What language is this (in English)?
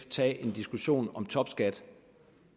Danish